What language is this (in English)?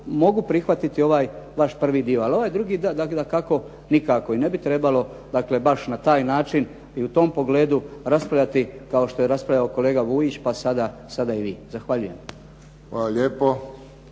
Croatian